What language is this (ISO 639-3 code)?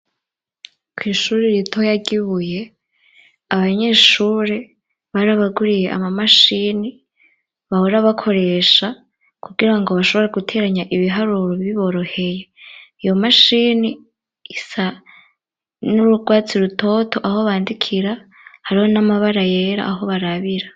run